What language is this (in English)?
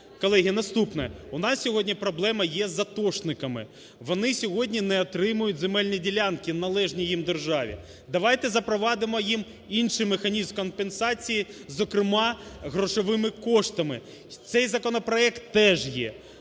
Ukrainian